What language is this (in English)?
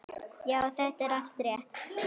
Icelandic